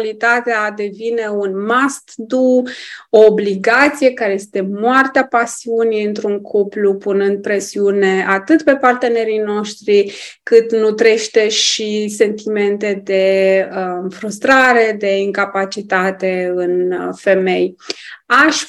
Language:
Romanian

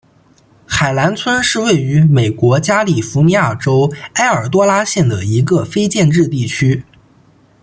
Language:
Chinese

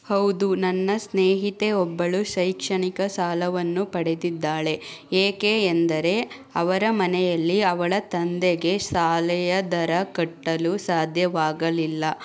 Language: Kannada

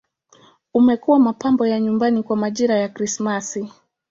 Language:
Swahili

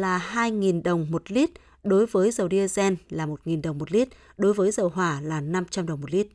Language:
Vietnamese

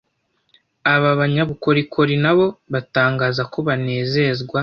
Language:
Kinyarwanda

